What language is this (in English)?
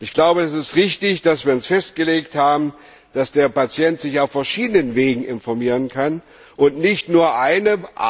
German